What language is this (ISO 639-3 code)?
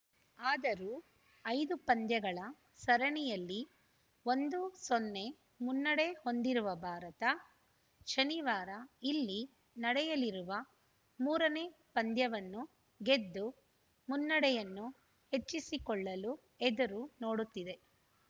kan